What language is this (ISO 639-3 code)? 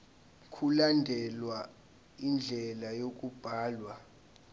zul